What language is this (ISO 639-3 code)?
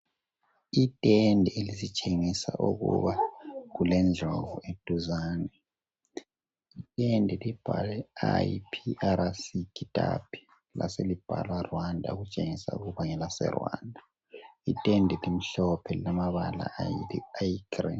nde